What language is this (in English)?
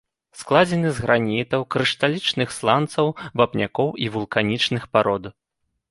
Belarusian